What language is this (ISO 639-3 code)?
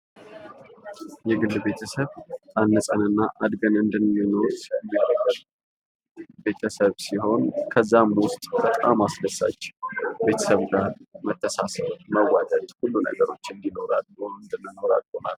amh